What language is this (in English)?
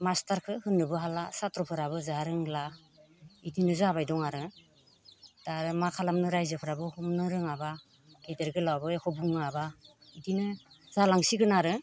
Bodo